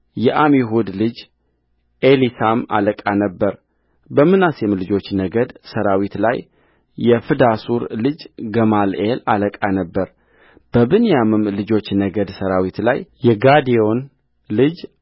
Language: Amharic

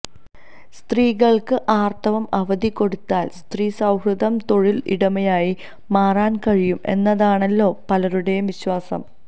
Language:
Malayalam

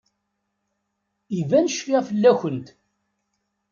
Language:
Kabyle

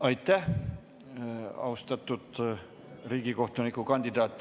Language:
Estonian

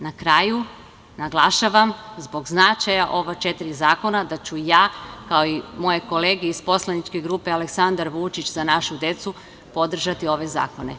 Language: Serbian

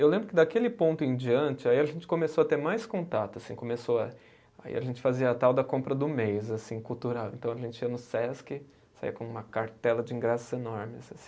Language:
Portuguese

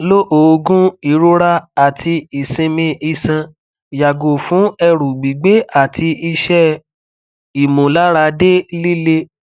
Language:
Yoruba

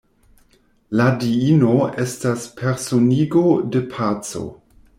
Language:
Esperanto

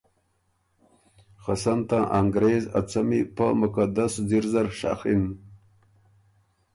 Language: Ormuri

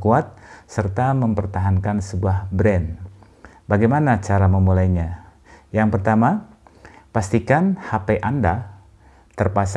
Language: Indonesian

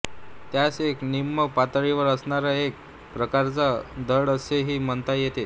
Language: Marathi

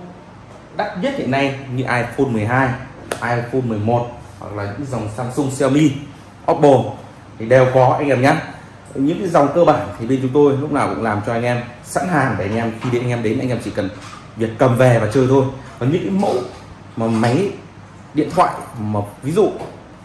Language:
Vietnamese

